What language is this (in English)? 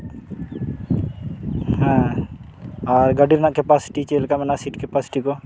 Santali